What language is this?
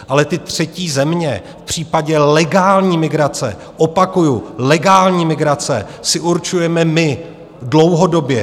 Czech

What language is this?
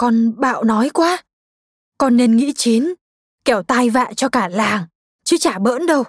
Vietnamese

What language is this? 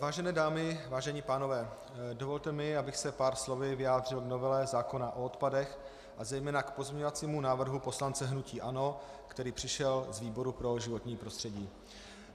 Czech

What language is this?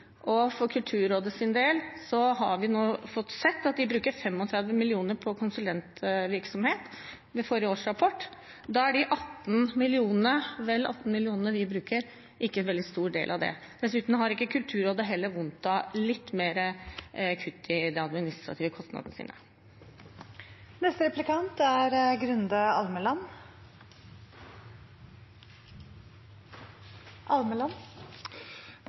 Norwegian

